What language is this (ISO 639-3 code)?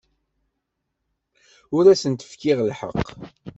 kab